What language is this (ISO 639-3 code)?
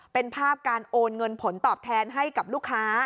tha